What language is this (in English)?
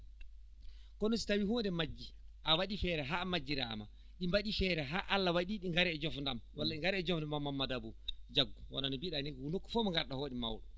Fula